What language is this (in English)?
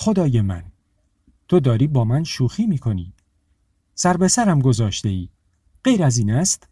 Persian